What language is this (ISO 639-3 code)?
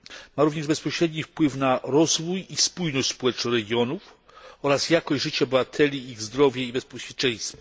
pol